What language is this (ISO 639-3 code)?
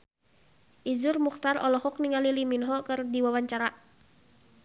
sun